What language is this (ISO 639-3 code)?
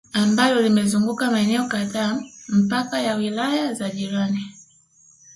swa